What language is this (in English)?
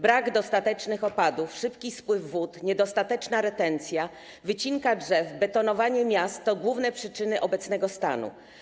Polish